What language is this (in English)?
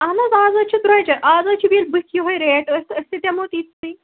Kashmiri